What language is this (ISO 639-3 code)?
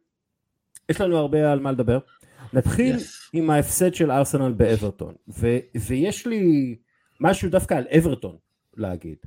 heb